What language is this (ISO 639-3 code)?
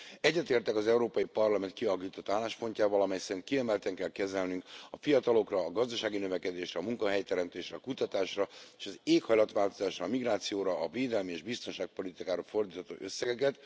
hun